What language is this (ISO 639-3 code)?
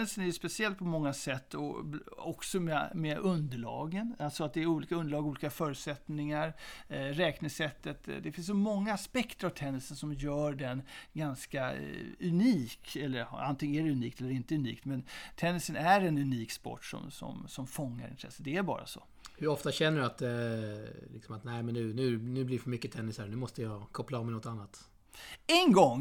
swe